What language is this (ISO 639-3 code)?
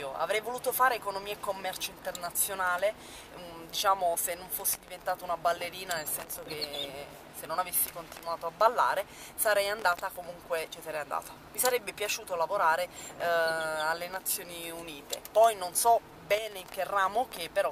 ita